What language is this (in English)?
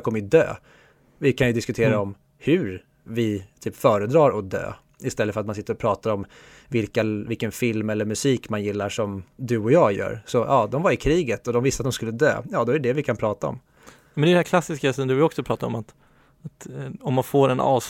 Swedish